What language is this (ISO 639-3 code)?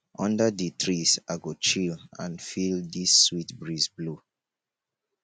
pcm